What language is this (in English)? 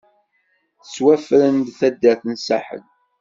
Kabyle